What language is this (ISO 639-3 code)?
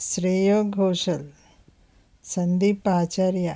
tel